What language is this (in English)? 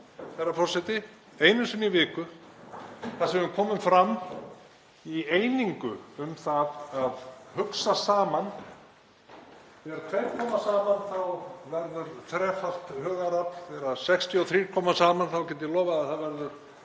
Icelandic